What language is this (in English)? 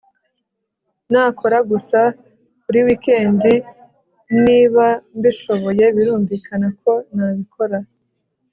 Kinyarwanda